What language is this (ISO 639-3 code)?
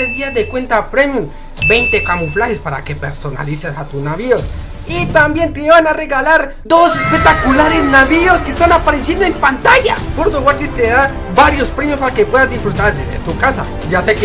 spa